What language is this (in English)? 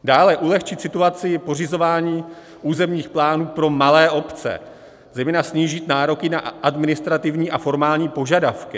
Czech